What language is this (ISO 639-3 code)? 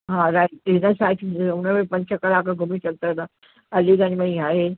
snd